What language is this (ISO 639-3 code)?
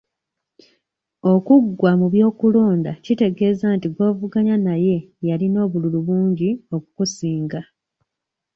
lug